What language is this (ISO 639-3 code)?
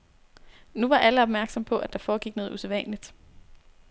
dan